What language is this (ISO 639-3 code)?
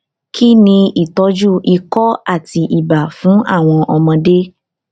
yor